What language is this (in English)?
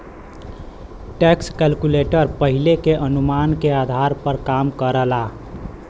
Bhojpuri